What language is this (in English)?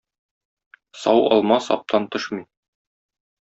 Tatar